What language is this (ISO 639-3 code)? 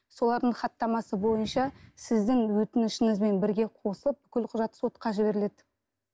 kaz